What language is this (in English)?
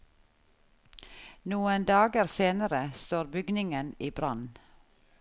Norwegian